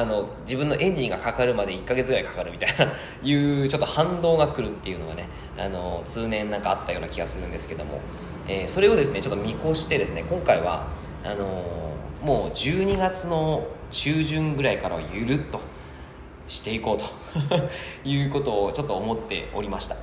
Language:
Japanese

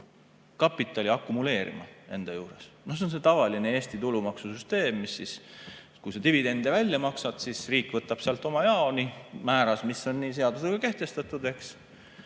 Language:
Estonian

